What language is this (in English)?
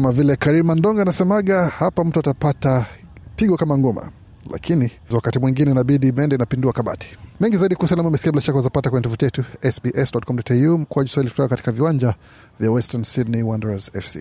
Swahili